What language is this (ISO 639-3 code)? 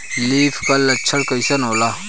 bho